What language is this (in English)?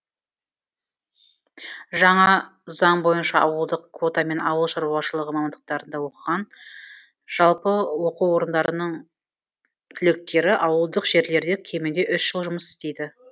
Kazakh